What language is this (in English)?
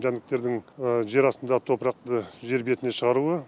Kazakh